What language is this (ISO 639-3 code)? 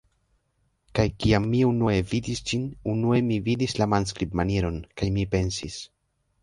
epo